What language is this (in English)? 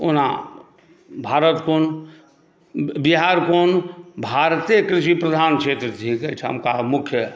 Maithili